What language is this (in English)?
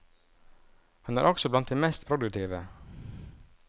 Norwegian